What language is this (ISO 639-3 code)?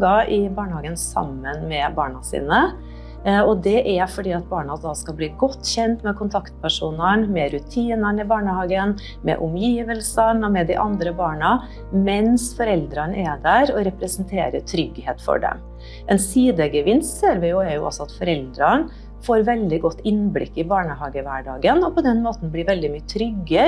nor